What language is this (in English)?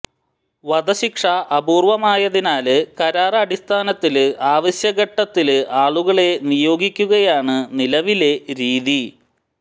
Malayalam